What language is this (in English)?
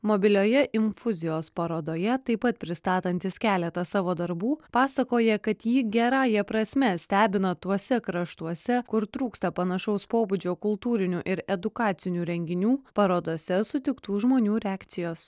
Lithuanian